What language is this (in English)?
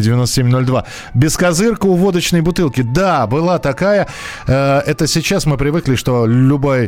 Russian